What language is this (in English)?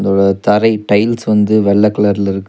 Tamil